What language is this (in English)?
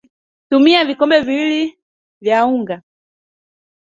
Swahili